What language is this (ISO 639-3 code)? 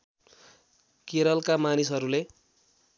nep